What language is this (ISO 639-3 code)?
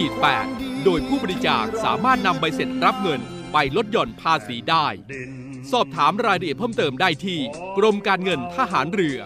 tha